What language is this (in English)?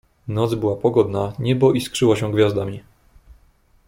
Polish